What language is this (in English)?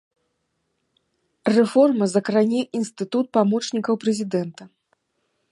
Belarusian